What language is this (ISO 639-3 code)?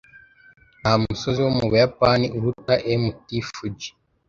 kin